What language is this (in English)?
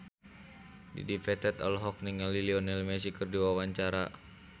Sundanese